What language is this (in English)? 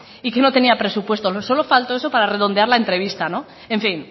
Spanish